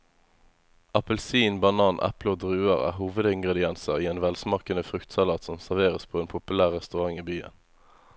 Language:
Norwegian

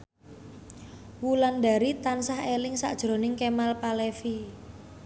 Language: Javanese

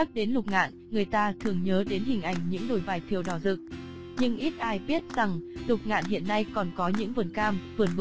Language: Vietnamese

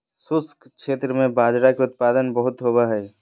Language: Magahi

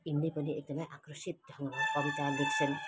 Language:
Nepali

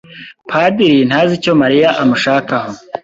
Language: Kinyarwanda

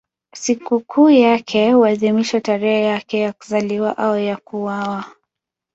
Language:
Swahili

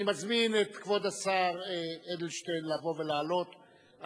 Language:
Hebrew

